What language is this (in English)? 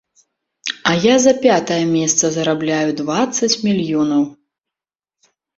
Belarusian